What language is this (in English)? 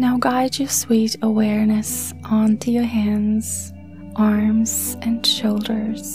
English